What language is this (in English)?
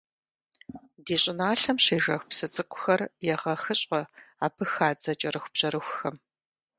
Kabardian